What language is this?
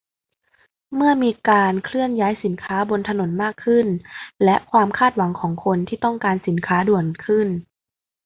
Thai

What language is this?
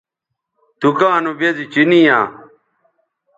Bateri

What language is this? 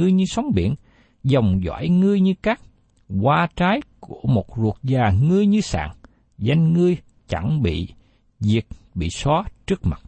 Vietnamese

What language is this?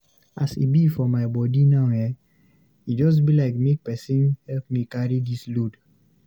Nigerian Pidgin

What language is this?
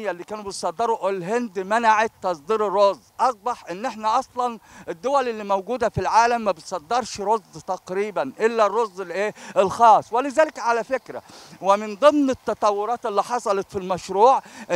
Arabic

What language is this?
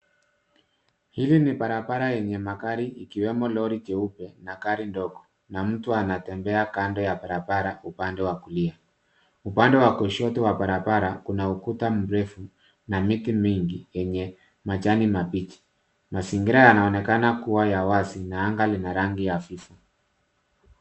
Swahili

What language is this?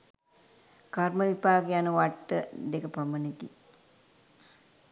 Sinhala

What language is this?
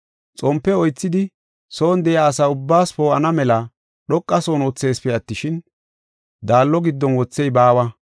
Gofa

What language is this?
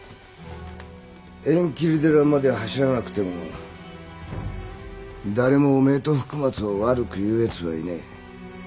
Japanese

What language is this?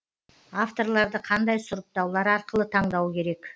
Kazakh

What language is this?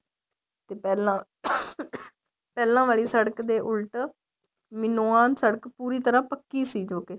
Punjabi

